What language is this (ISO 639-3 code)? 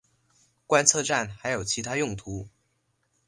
zho